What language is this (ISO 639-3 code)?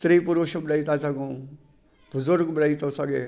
snd